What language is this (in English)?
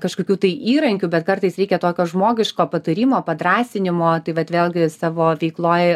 Lithuanian